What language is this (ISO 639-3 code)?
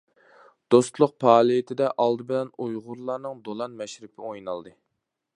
uig